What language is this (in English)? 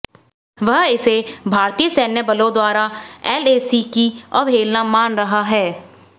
Hindi